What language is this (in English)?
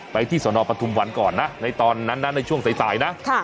Thai